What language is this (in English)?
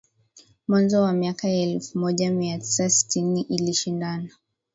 Swahili